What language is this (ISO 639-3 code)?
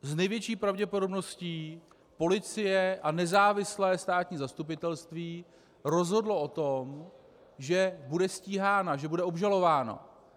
ces